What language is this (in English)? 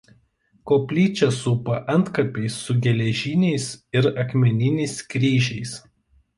Lithuanian